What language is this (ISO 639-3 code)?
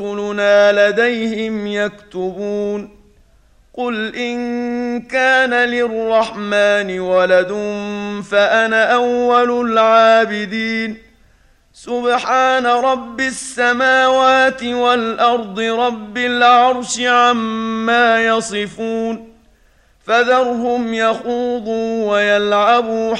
ara